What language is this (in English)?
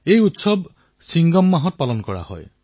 Assamese